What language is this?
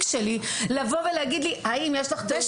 Hebrew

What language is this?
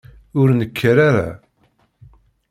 Kabyle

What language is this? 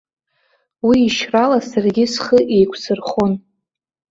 Abkhazian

